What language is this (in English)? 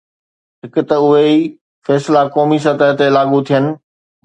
Sindhi